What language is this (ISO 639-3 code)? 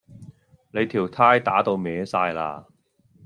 yue